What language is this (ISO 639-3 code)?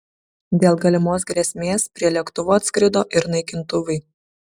lit